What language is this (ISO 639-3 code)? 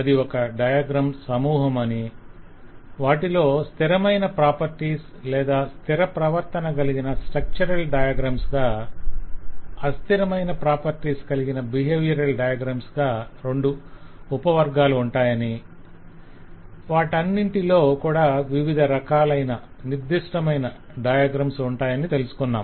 tel